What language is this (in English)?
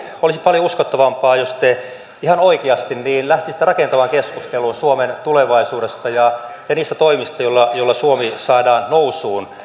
Finnish